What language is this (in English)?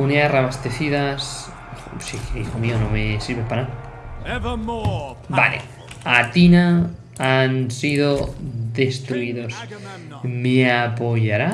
Spanish